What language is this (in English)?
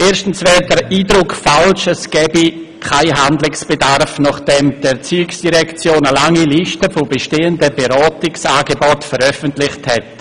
Swiss German